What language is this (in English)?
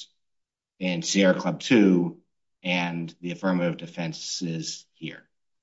English